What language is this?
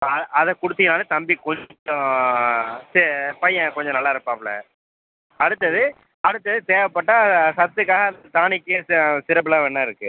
Tamil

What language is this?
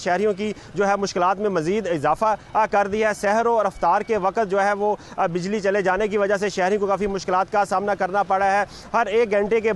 Hindi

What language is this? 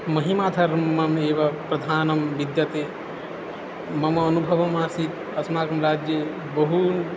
Sanskrit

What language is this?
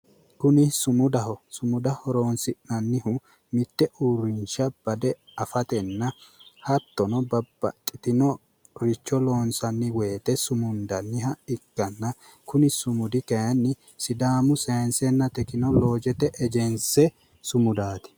Sidamo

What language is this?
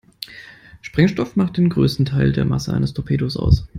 German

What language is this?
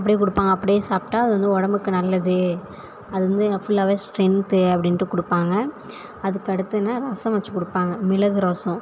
Tamil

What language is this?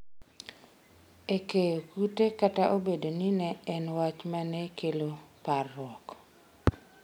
Luo (Kenya and Tanzania)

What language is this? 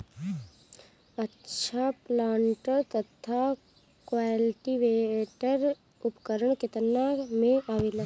Bhojpuri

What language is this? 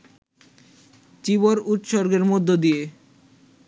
Bangla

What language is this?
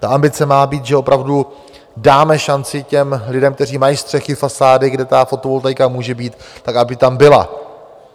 Czech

